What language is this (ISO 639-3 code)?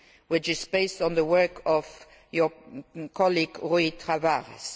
eng